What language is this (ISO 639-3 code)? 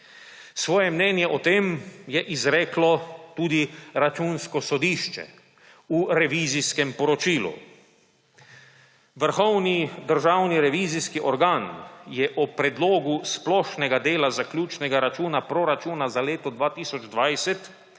slv